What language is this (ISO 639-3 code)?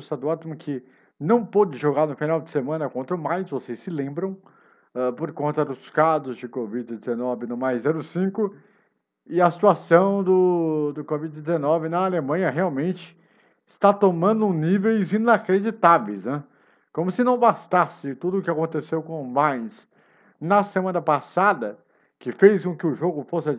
por